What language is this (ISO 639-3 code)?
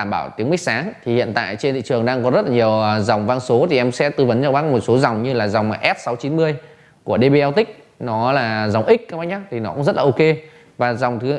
vie